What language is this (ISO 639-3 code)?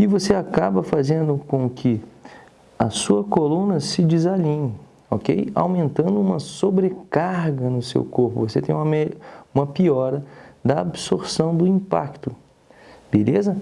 por